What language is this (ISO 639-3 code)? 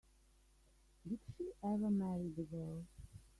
eng